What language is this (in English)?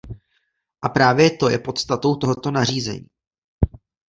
Czech